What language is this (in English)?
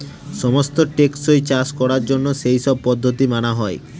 Bangla